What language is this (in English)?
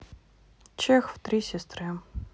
Russian